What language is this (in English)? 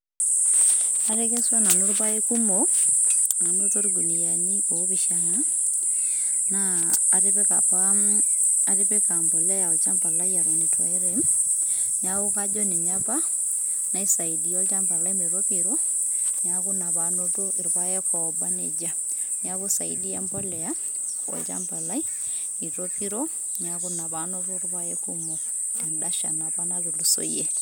Masai